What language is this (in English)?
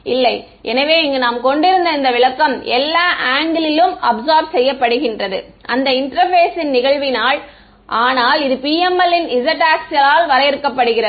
Tamil